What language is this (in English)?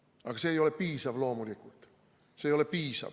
Estonian